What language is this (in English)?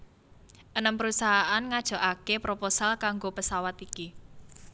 Javanese